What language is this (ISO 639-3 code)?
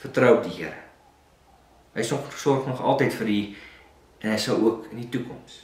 nld